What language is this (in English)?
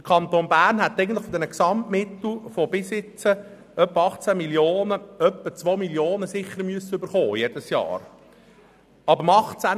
Swiss German